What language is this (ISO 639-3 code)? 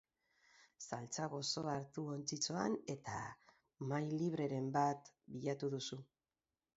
eus